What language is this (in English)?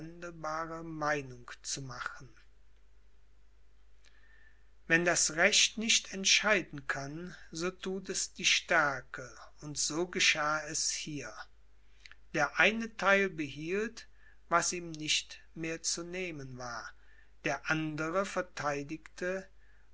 German